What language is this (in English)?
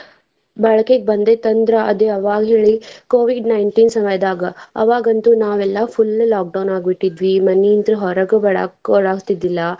Kannada